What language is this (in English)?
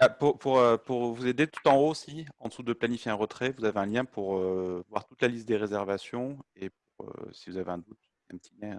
French